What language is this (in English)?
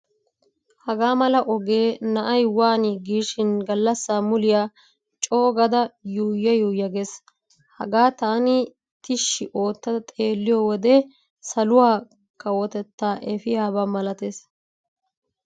Wolaytta